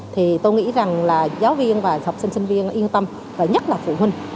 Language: Vietnamese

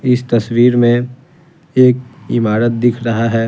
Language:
Hindi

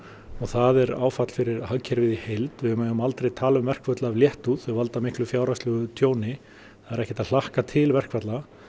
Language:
Icelandic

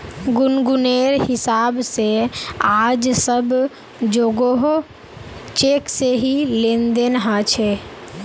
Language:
Magahi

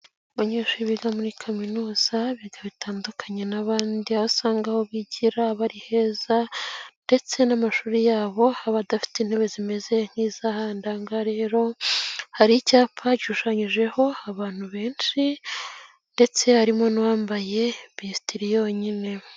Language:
Kinyarwanda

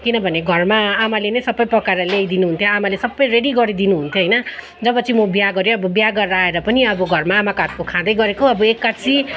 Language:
Nepali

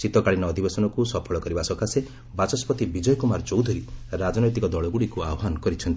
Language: Odia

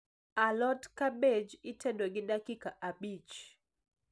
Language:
Luo (Kenya and Tanzania)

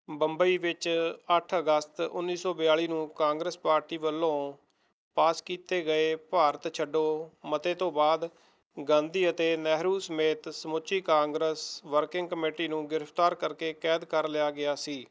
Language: Punjabi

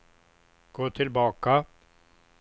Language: Swedish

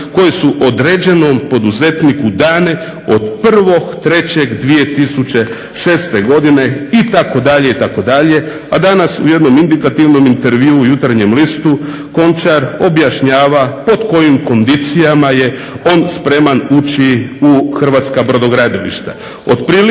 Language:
Croatian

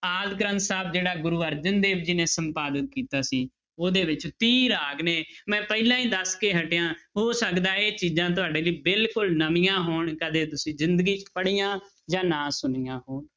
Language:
Punjabi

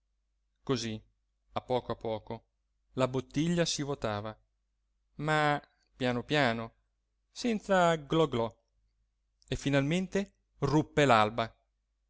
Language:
Italian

